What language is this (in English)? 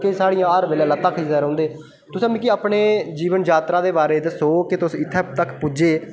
Dogri